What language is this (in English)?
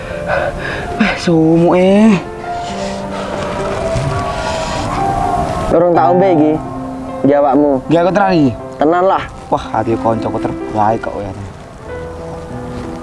Indonesian